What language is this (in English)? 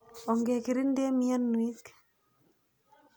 Kalenjin